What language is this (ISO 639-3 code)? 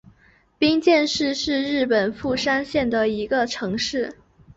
zho